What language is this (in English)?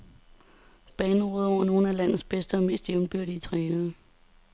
Danish